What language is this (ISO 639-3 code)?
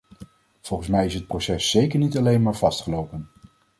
nld